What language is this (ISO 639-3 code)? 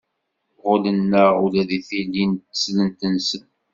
kab